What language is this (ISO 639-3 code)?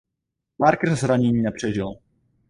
ces